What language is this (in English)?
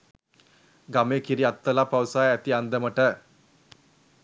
Sinhala